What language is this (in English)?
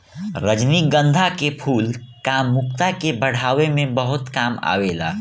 Bhojpuri